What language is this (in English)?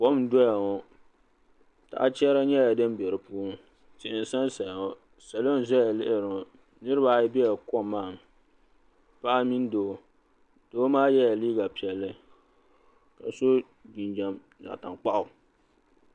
Dagbani